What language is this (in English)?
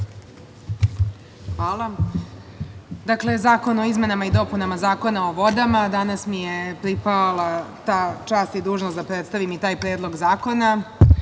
Serbian